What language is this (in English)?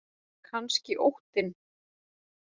Icelandic